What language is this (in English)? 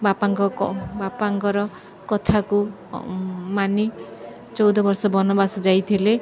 Odia